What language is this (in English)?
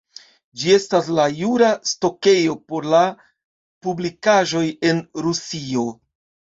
Esperanto